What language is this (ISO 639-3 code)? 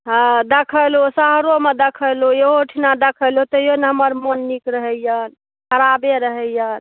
mai